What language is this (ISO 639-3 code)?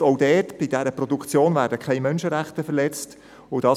gsw